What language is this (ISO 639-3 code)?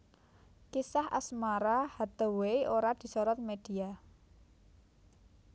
jav